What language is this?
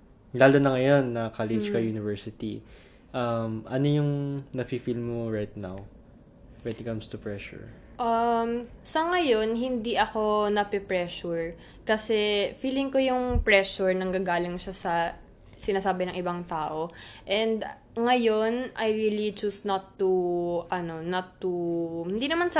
Filipino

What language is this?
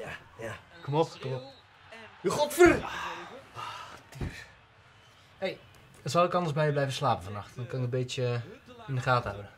Dutch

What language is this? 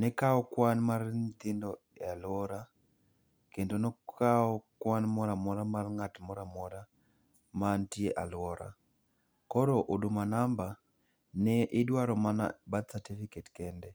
Luo (Kenya and Tanzania)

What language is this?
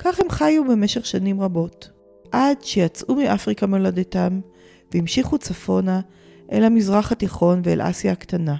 Hebrew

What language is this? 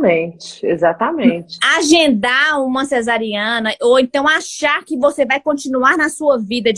Portuguese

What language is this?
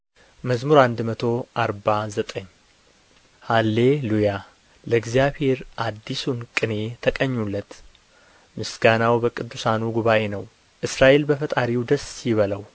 Amharic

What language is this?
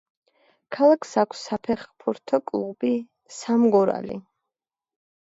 Georgian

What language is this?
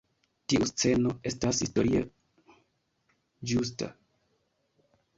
Esperanto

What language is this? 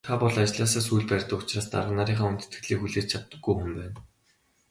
Mongolian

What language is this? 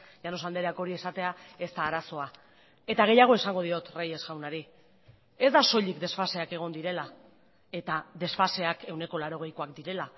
Basque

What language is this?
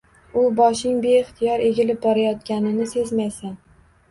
Uzbek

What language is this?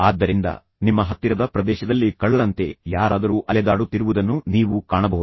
Kannada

